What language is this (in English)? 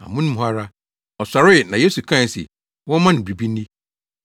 Akan